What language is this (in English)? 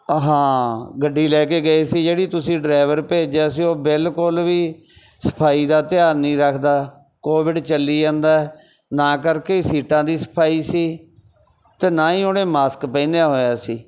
Punjabi